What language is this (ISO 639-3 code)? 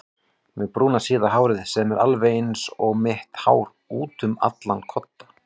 isl